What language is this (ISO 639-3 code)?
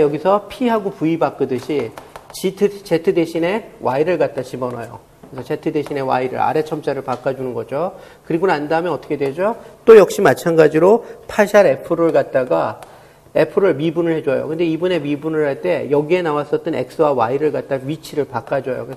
kor